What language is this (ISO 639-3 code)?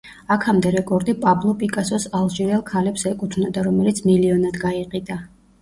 kat